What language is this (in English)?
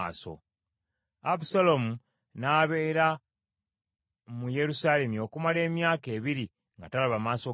Ganda